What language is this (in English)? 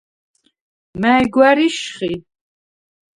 Svan